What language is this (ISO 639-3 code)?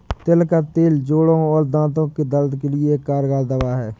hin